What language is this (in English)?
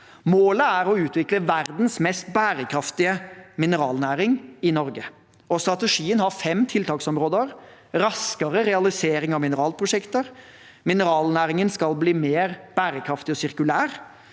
Norwegian